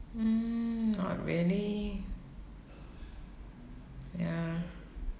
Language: English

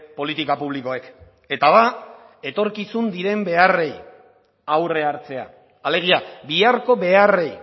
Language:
Basque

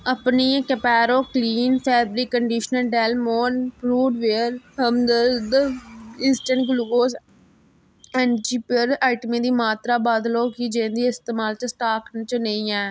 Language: Dogri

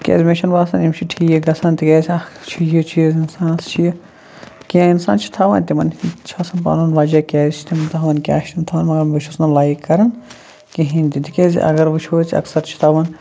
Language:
Kashmiri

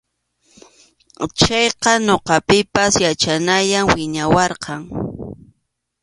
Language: Arequipa-La Unión Quechua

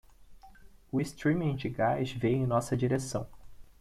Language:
Portuguese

